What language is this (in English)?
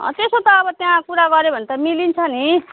Nepali